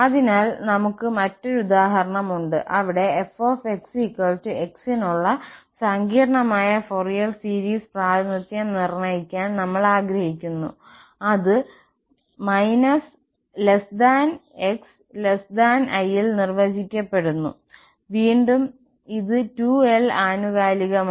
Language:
Malayalam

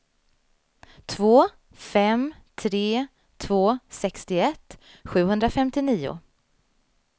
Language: Swedish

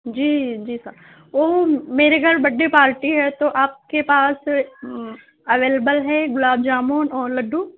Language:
Urdu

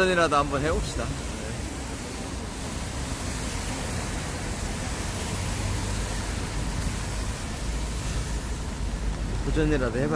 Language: Korean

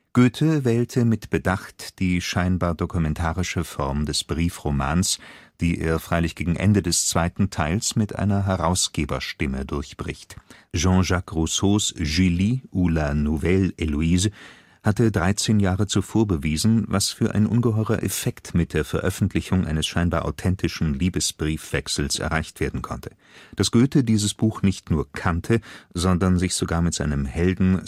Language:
German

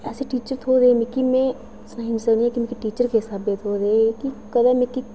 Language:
Dogri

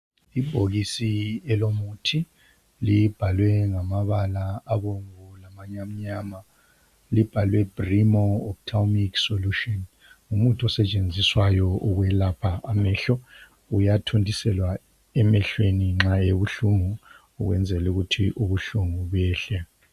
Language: North Ndebele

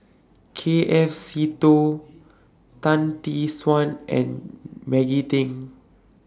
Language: English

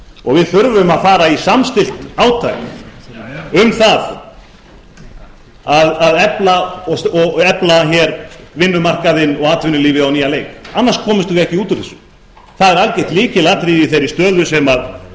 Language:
Icelandic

